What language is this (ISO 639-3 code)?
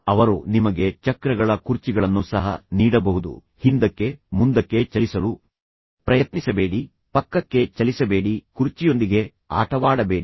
kan